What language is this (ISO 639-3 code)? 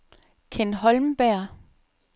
dan